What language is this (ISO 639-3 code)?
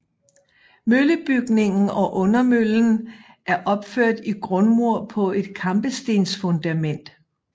dan